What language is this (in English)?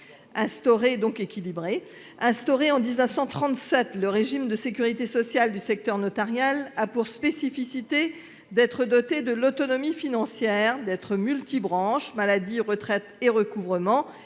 French